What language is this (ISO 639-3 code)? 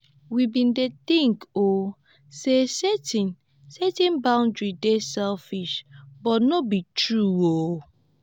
pcm